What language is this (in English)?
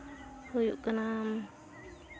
Santali